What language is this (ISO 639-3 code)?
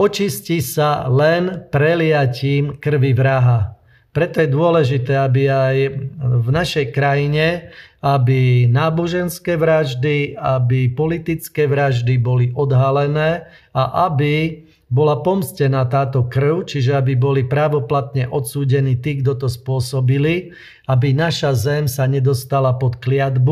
slk